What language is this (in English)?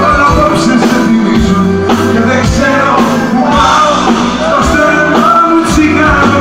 Greek